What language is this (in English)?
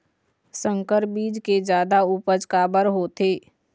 Chhattisgarhi